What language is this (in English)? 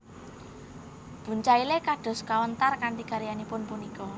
Javanese